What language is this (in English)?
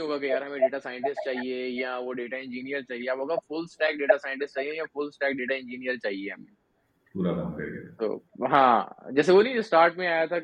Urdu